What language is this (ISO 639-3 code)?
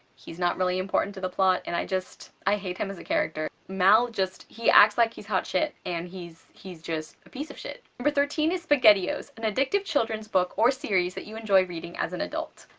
eng